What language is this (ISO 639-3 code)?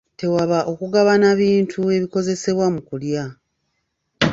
lug